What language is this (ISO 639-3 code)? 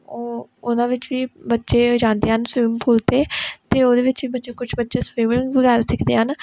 pan